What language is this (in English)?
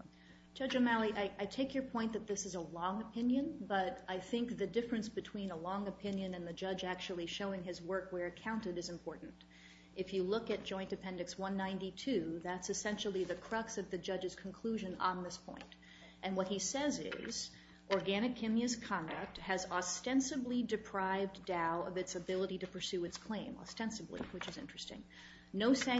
English